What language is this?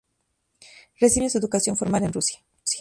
Spanish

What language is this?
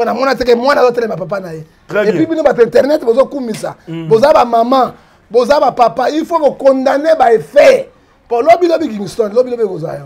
French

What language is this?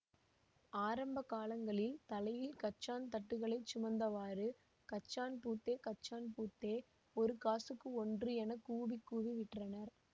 Tamil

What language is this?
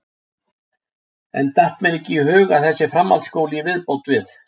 Icelandic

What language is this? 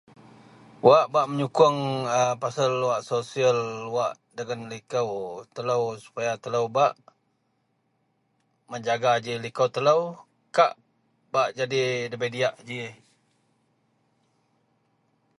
Central Melanau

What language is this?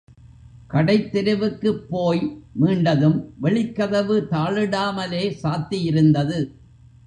Tamil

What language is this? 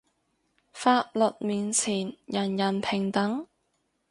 Cantonese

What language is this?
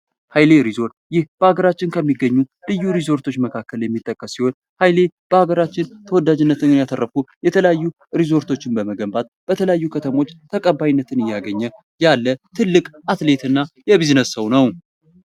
Amharic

